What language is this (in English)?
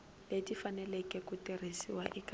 Tsonga